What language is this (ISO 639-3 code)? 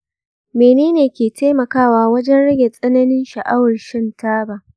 hau